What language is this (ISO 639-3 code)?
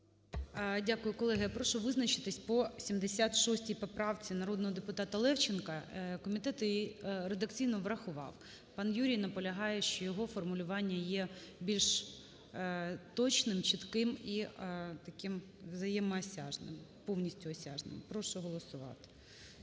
ukr